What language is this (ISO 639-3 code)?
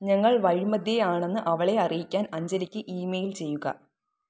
mal